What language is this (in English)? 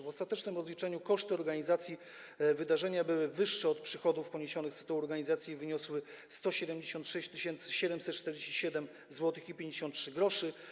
Polish